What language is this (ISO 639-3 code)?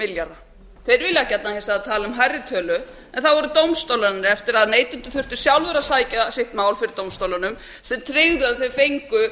isl